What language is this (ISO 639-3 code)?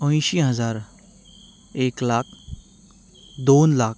kok